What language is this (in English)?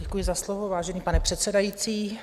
Czech